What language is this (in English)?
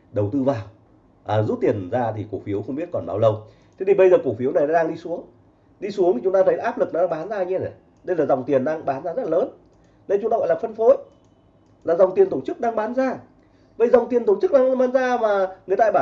Vietnamese